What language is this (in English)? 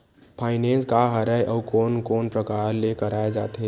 Chhattisgarhi